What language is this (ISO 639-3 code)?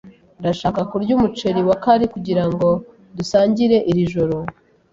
kin